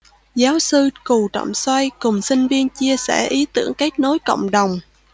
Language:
Vietnamese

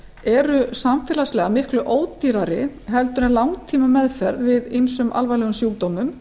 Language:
Icelandic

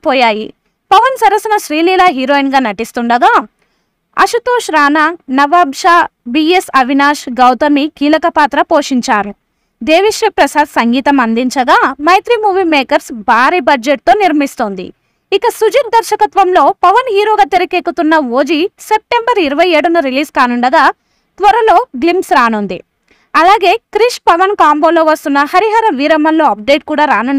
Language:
Telugu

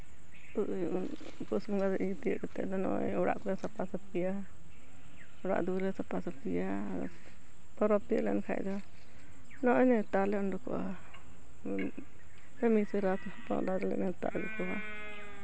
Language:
Santali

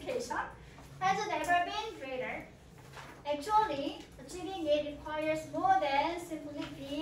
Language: Korean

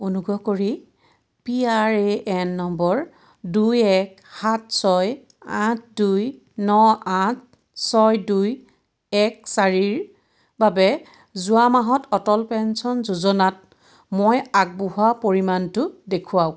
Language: Assamese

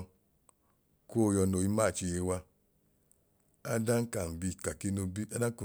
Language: Idoma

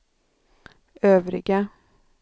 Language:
Swedish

